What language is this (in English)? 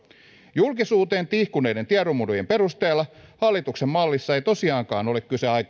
Finnish